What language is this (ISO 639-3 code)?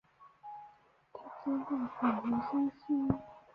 zho